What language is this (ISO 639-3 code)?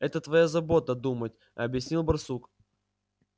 rus